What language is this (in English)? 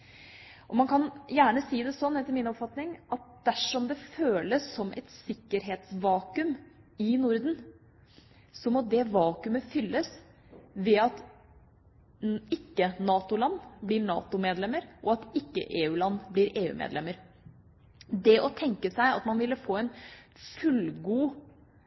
Norwegian Bokmål